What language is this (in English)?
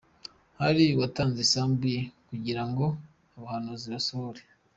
Kinyarwanda